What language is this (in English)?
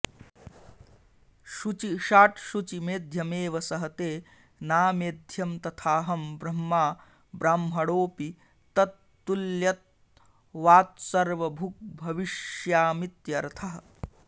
Sanskrit